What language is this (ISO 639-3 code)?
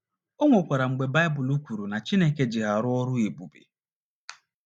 ibo